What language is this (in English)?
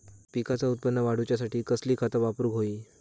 Marathi